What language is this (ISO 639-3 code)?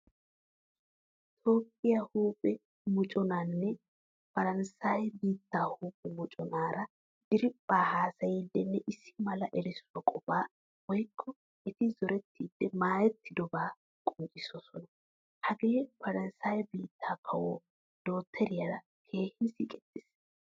wal